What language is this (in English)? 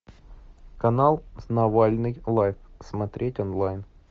Russian